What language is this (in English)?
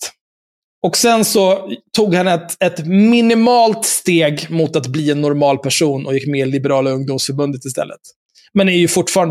Swedish